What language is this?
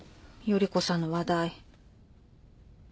Japanese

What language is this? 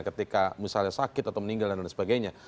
Indonesian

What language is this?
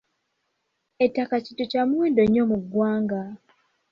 Ganda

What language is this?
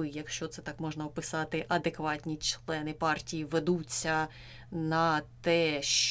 Ukrainian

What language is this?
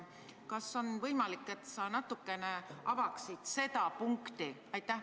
Estonian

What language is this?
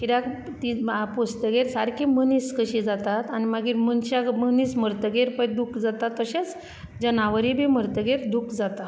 Konkani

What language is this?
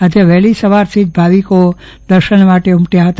Gujarati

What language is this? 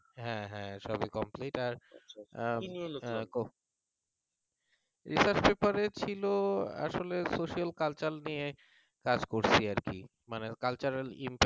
Bangla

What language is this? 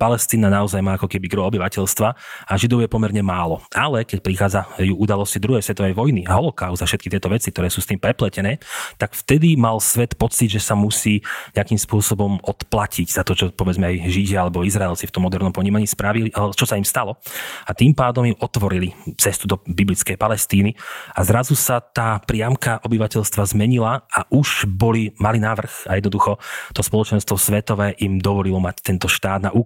Slovak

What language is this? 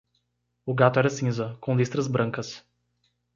Portuguese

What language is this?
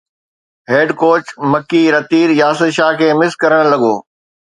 Sindhi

